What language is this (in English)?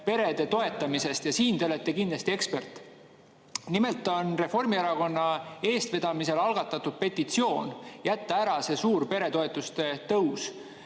Estonian